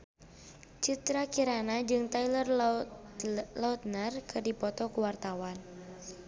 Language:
Sundanese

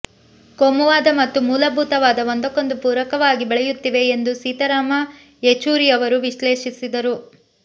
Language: Kannada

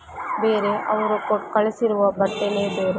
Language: Kannada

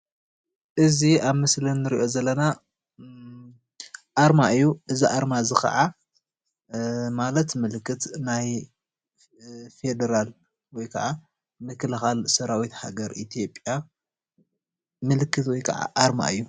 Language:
Tigrinya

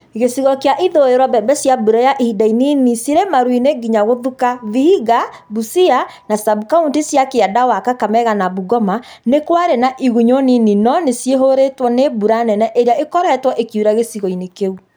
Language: Kikuyu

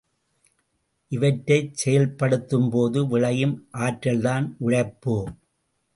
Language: Tamil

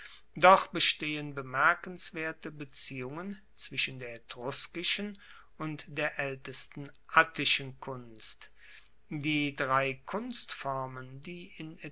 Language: German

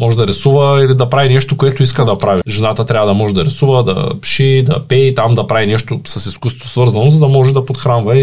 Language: Bulgarian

